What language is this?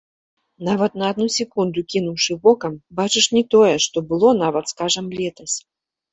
Belarusian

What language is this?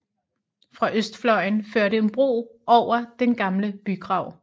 Danish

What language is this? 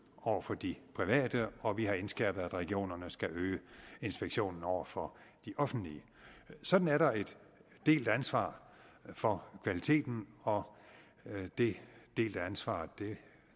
Danish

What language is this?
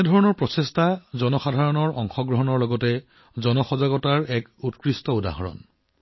Assamese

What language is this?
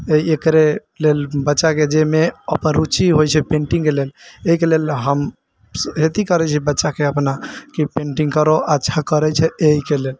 Maithili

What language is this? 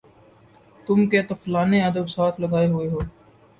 Urdu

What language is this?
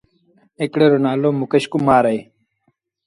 Sindhi Bhil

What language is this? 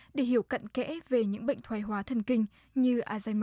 Vietnamese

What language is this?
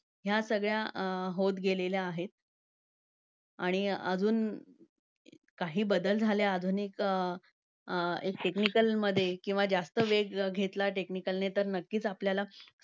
Marathi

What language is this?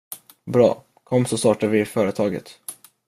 Swedish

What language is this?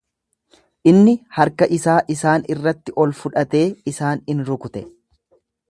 Oromo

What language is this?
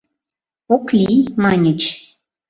Mari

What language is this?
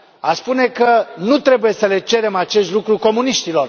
Romanian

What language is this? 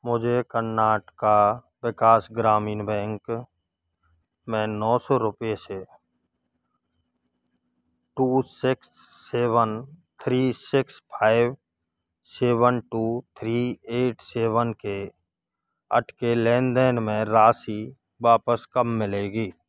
Hindi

